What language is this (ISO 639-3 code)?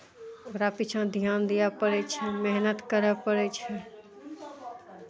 mai